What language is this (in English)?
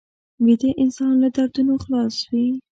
Pashto